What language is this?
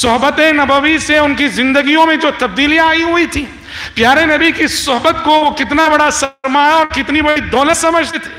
Arabic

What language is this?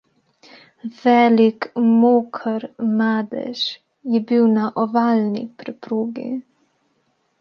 Slovenian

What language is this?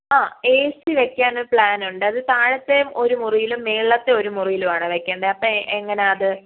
Malayalam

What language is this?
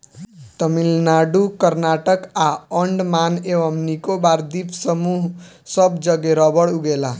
Bhojpuri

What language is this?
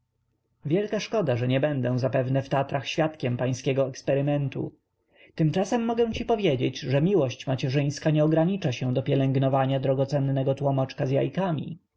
Polish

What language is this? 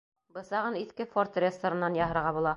Bashkir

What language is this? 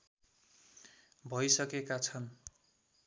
Nepali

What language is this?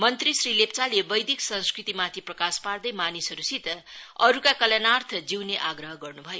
Nepali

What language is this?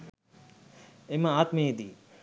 Sinhala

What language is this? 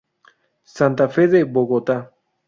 Spanish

